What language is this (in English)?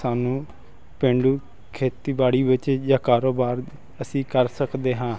Punjabi